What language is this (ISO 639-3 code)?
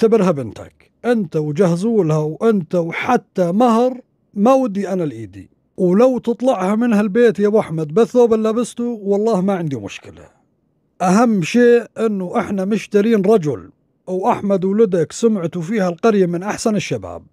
ara